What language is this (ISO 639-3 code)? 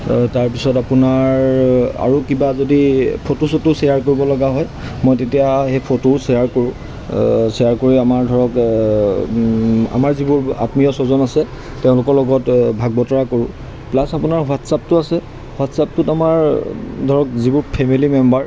asm